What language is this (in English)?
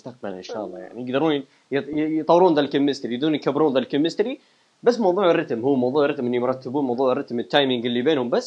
Arabic